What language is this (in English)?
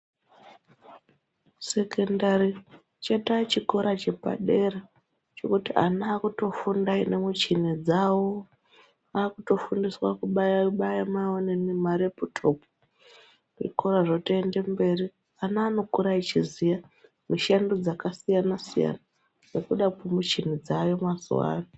Ndau